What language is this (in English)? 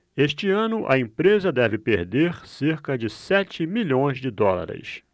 Portuguese